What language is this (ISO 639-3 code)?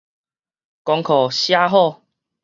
nan